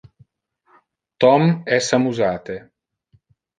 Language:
Interlingua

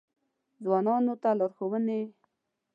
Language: Pashto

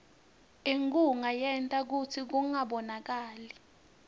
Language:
Swati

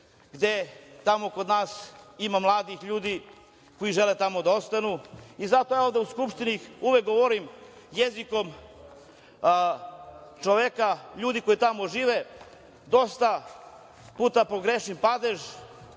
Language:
Serbian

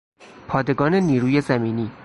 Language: Persian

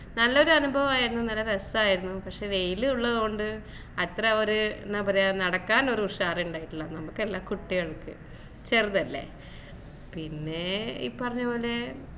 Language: Malayalam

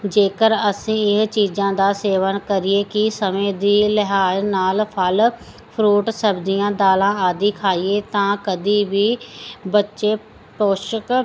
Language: Punjabi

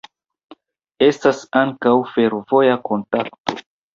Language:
Esperanto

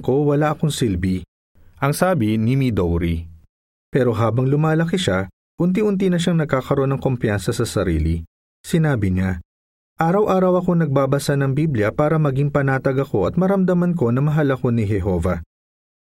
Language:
Filipino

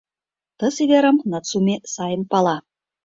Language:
Mari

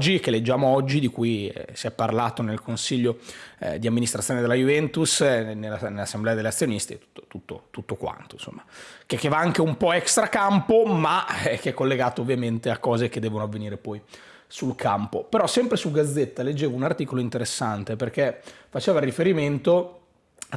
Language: Italian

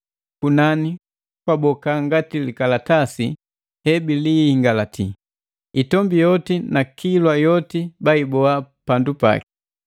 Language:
Matengo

